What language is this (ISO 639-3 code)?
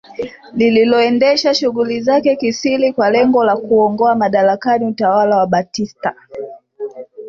swa